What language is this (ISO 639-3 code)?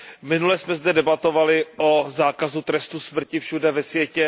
ces